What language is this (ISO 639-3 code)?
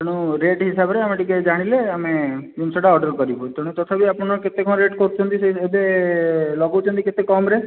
ori